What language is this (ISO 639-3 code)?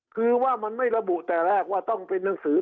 tha